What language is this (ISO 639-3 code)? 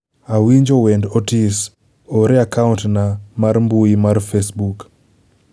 luo